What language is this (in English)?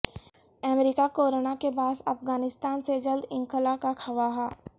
Urdu